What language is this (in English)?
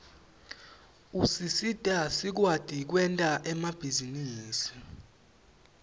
Swati